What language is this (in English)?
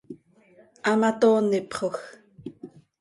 Seri